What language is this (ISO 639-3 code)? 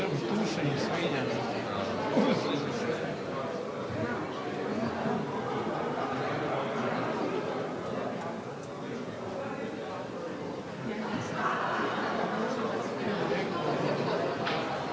hrv